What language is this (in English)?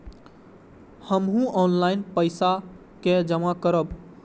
Maithili